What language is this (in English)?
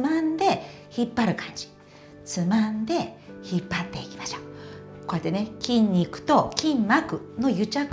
Japanese